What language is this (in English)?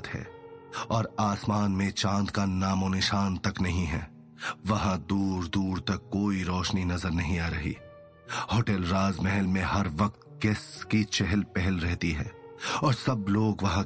Hindi